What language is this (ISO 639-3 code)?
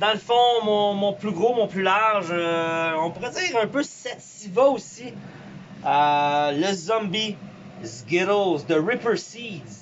fra